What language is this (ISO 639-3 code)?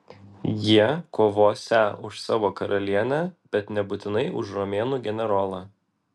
lit